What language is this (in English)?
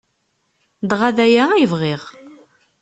Kabyle